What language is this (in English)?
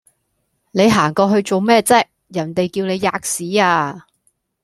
Cantonese